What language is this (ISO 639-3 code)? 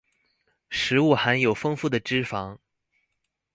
zho